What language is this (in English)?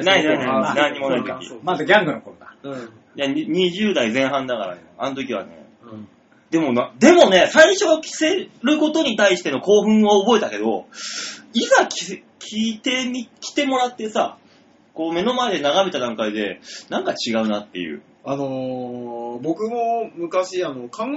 Japanese